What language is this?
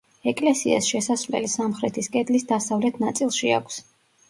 Georgian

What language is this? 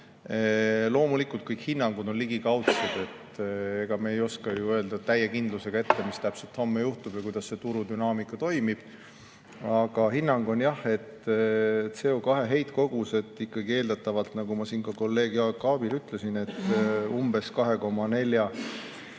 Estonian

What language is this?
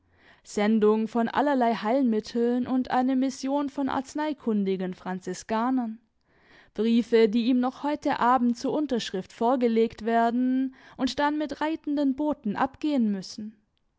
German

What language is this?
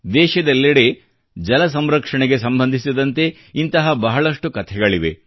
Kannada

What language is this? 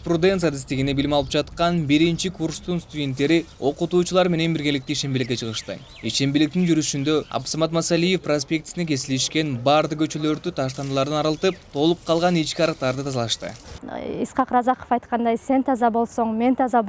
Turkish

